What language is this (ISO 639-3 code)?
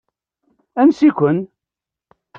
kab